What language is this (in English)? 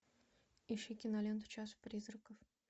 Russian